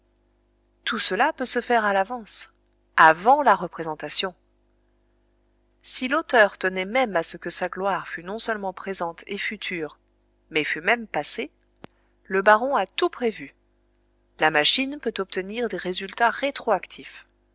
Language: French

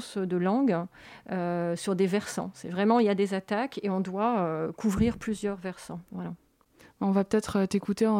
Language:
French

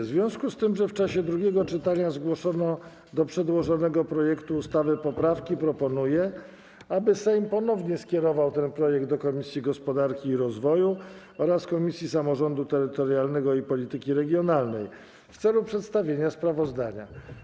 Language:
Polish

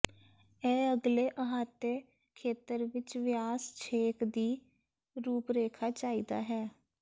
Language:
Punjabi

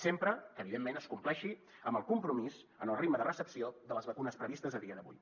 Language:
Catalan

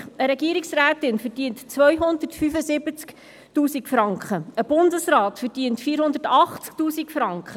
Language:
Swiss German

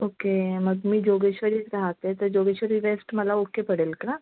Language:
Marathi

